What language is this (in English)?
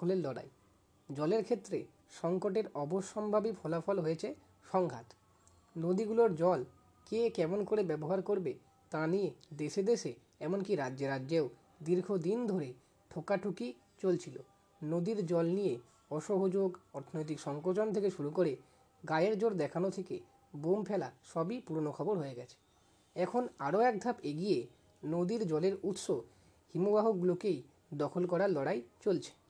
Bangla